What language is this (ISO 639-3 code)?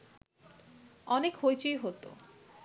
ben